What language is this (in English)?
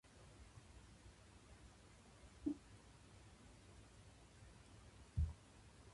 Japanese